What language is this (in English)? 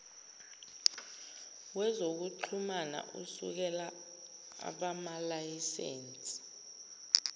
Zulu